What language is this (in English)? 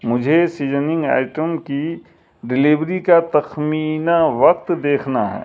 Urdu